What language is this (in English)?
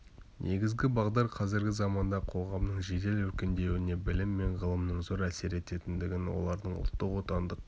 Kazakh